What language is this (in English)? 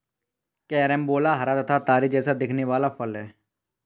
Hindi